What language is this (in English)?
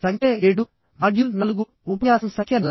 Telugu